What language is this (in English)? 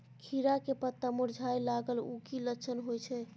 Maithili